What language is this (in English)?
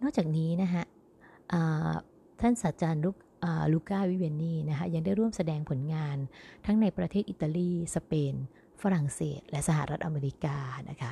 Thai